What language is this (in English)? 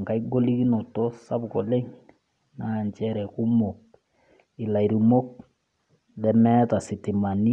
Masai